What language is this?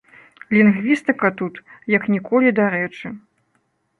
Belarusian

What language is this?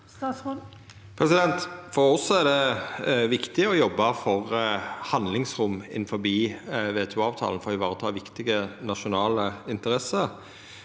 Norwegian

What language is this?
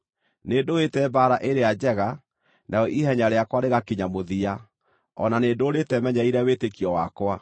Kikuyu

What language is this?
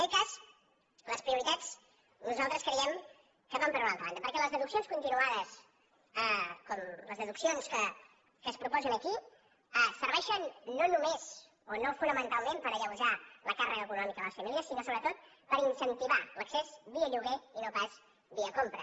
Catalan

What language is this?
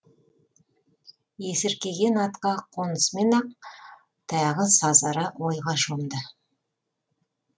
Kazakh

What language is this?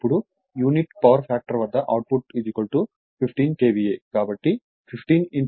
Telugu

